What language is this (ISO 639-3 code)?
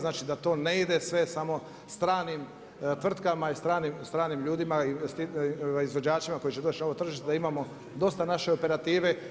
hrv